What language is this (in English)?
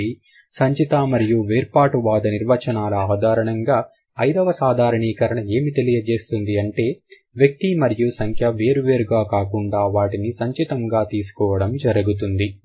Telugu